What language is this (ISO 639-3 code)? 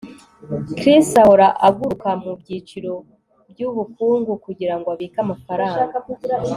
kin